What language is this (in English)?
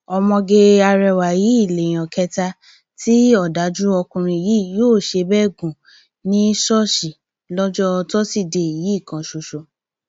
Yoruba